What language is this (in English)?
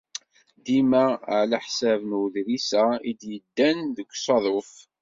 Kabyle